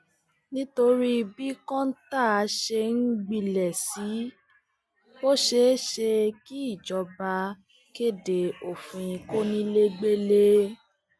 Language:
Yoruba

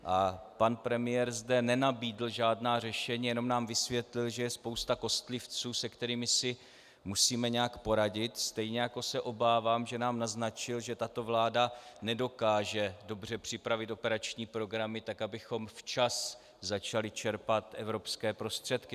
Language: Czech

